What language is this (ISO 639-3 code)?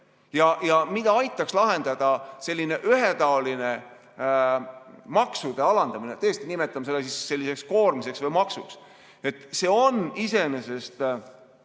est